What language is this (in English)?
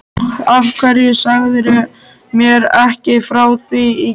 Icelandic